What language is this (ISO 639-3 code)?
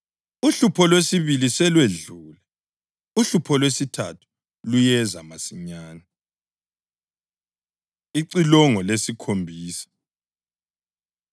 nde